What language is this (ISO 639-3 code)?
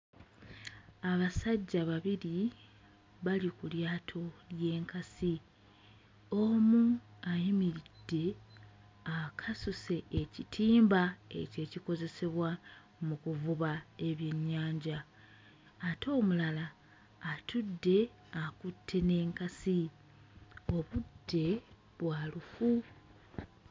lug